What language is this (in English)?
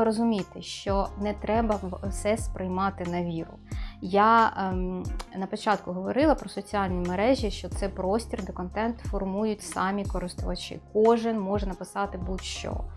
Ukrainian